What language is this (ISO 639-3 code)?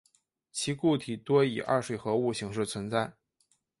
zho